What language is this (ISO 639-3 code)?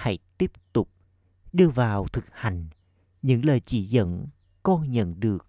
vie